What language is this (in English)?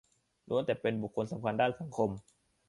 Thai